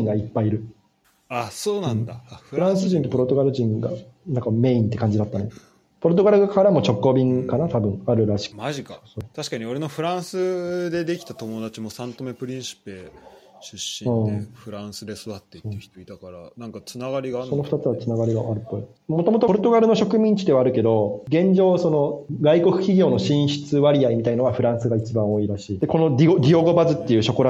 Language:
Japanese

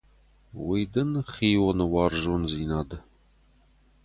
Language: Ossetic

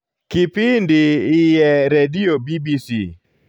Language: Luo (Kenya and Tanzania)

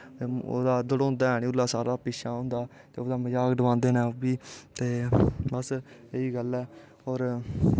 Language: Dogri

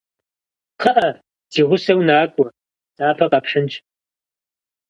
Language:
Kabardian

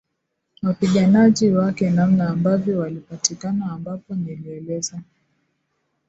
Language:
Swahili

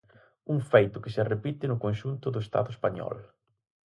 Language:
Galician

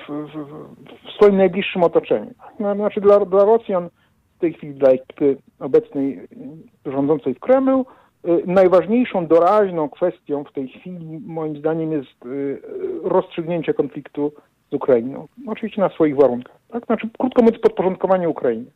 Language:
Polish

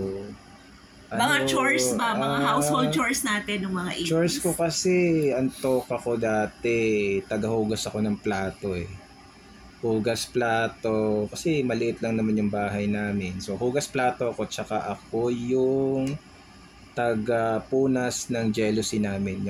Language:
Filipino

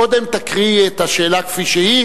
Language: Hebrew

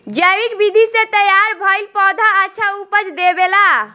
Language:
Bhojpuri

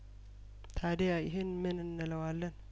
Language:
Amharic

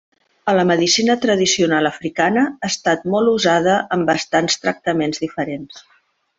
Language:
Catalan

